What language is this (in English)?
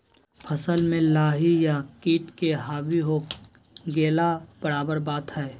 Magahi